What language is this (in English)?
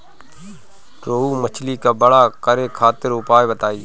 Bhojpuri